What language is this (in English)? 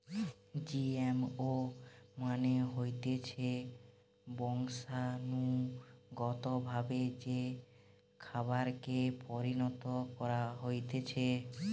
Bangla